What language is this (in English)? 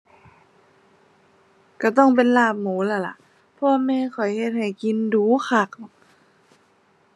Thai